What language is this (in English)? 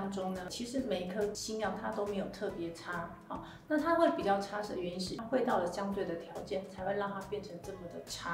Chinese